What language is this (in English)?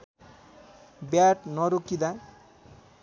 Nepali